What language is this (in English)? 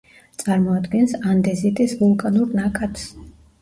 Georgian